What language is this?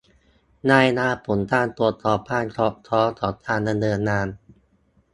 Thai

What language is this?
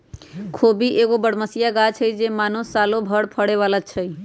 Magahi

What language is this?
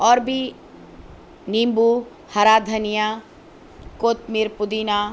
Urdu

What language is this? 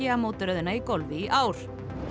Icelandic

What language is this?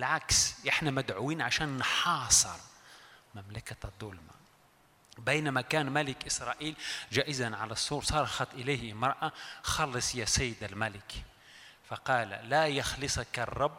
Arabic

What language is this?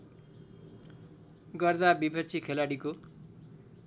Nepali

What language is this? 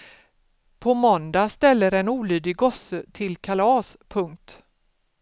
Swedish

